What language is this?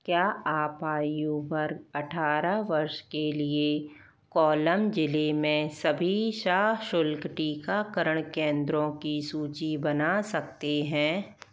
Hindi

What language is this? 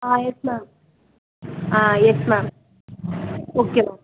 Tamil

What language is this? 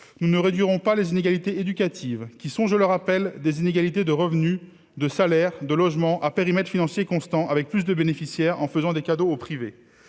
French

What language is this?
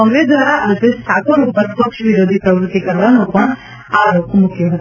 Gujarati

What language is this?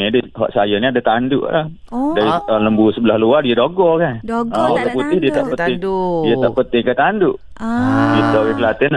Malay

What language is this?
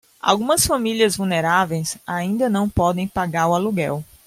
Portuguese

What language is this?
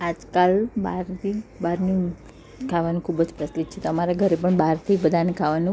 Gujarati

